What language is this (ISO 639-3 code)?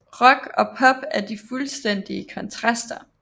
dan